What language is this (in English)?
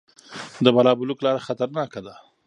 Pashto